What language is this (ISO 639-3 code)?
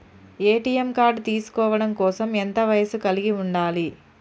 tel